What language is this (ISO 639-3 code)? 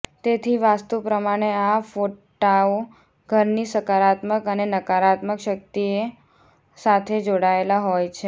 guj